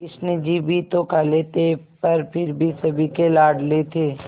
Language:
Hindi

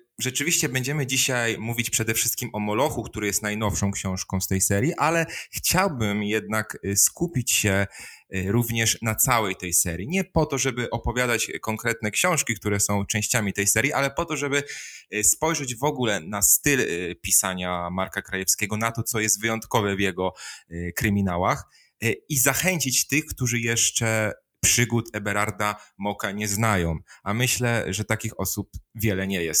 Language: Polish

